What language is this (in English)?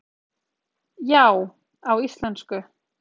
Icelandic